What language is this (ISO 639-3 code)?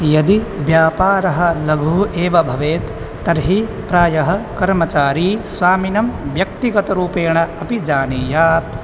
san